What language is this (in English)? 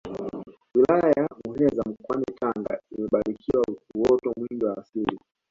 Swahili